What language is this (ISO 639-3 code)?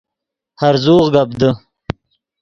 ydg